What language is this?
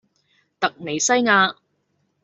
Cantonese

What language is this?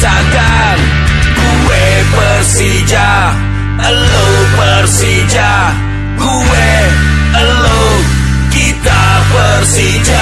Indonesian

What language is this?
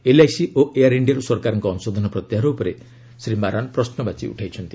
Odia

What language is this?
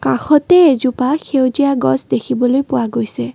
Assamese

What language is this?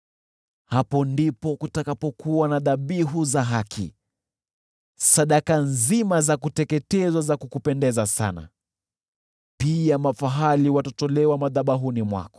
Swahili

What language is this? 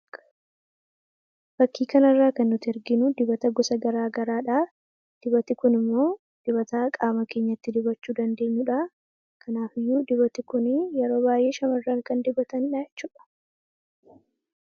Oromo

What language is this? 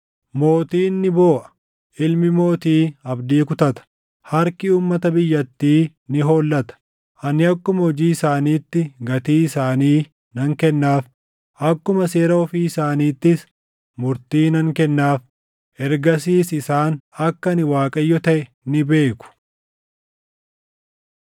Oromo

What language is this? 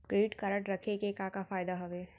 Chhattisgarhi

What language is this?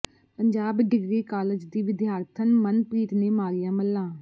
Punjabi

